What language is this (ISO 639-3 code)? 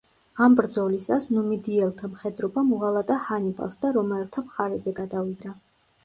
kat